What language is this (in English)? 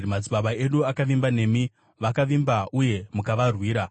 Shona